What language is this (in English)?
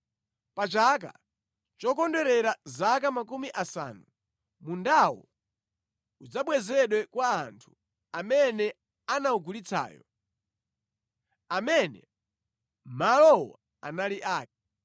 Nyanja